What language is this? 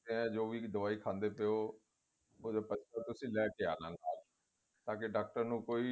Punjabi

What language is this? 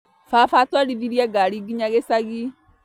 Kikuyu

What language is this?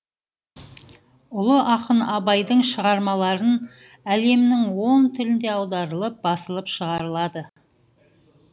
Kazakh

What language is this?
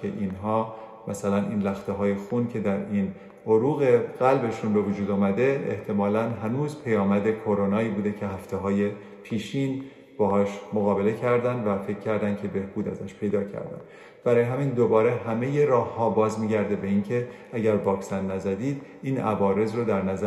Persian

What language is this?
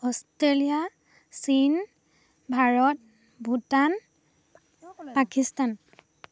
Assamese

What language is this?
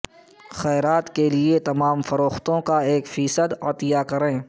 Urdu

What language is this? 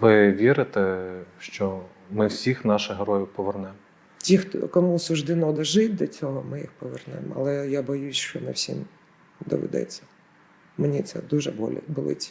Ukrainian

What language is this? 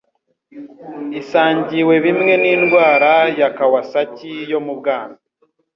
Kinyarwanda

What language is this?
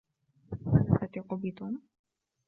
Arabic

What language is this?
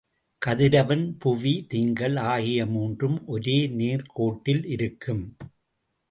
Tamil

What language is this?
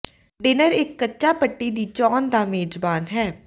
Punjabi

